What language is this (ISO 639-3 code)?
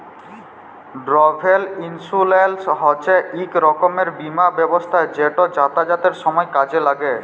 ben